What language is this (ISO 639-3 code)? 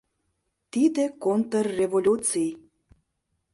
chm